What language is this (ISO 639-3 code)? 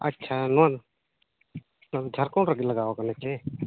sat